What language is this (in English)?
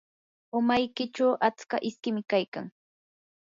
Yanahuanca Pasco Quechua